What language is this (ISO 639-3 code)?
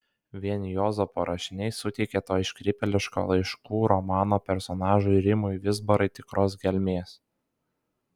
lit